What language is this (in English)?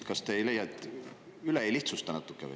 Estonian